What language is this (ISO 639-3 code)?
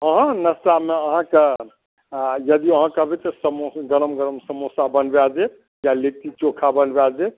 mai